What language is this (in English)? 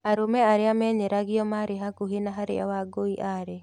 Kikuyu